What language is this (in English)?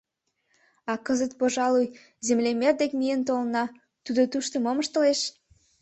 Mari